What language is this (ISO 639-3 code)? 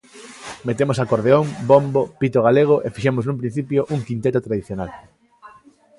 glg